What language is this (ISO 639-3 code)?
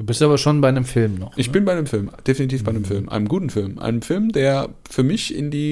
deu